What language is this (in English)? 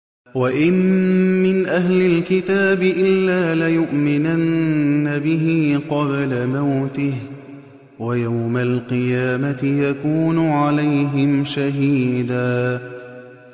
Arabic